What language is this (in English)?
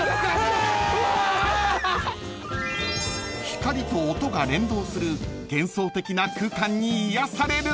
Japanese